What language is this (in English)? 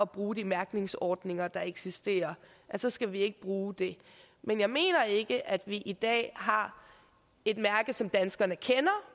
Danish